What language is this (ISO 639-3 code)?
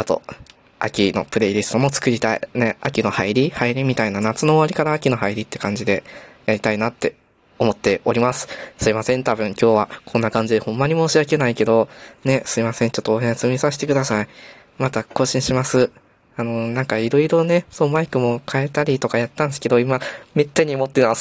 jpn